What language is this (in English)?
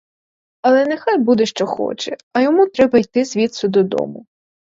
Ukrainian